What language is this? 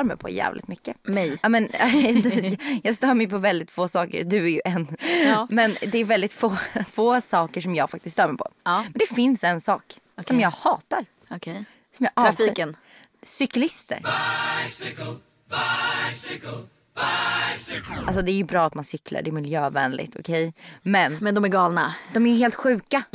Swedish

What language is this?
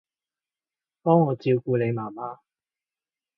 Cantonese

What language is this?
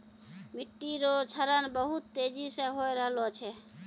Maithili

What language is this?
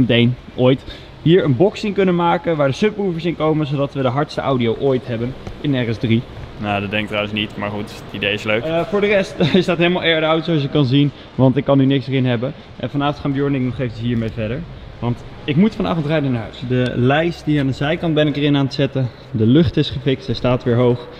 Dutch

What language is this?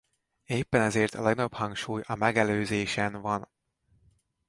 Hungarian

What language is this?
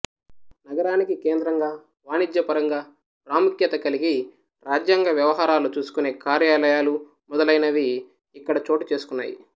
Telugu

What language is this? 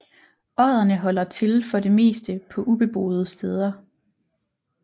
Danish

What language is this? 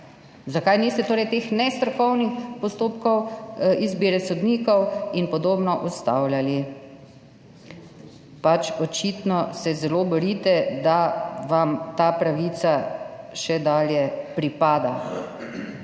Slovenian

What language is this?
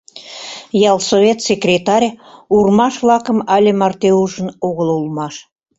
Mari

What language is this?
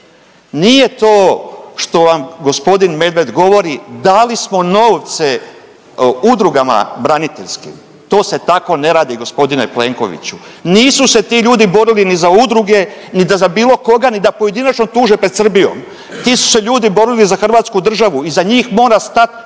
Croatian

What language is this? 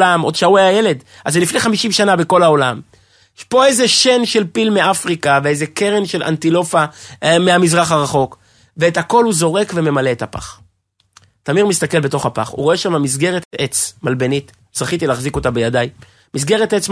Hebrew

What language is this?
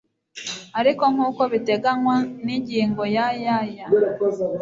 Kinyarwanda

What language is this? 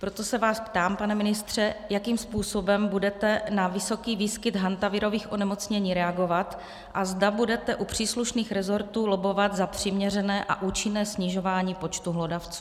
Czech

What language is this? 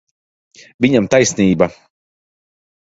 Latvian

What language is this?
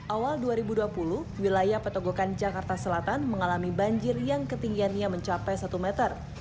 Indonesian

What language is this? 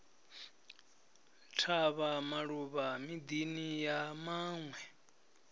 Venda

